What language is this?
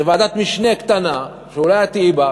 Hebrew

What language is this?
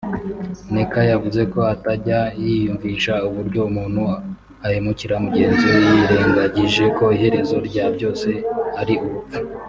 Kinyarwanda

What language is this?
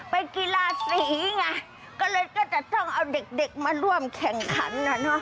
Thai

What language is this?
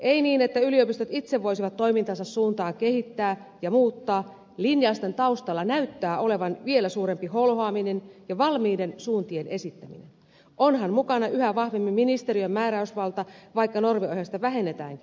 Finnish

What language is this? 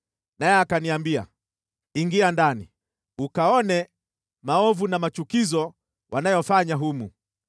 Swahili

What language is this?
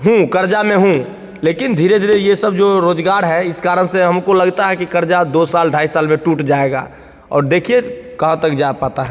Hindi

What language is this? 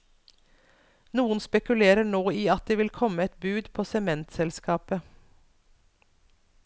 Norwegian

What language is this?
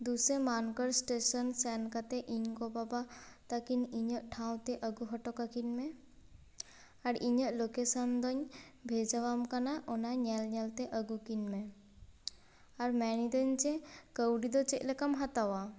Santali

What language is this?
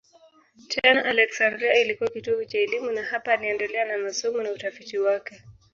Swahili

